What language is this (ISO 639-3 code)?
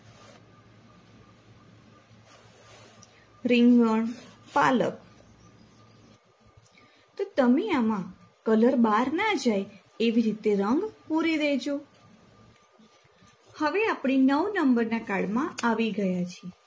guj